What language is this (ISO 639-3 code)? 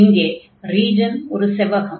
tam